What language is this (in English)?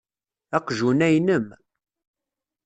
Kabyle